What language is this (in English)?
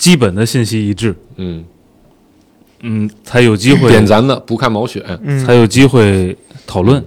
Chinese